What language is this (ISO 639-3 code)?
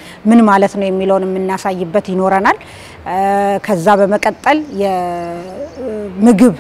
ara